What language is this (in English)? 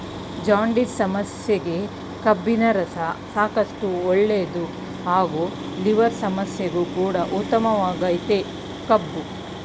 Kannada